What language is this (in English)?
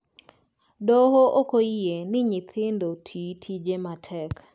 Luo (Kenya and Tanzania)